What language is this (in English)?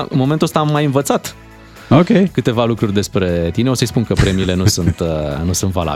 Romanian